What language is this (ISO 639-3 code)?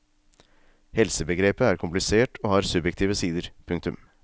nor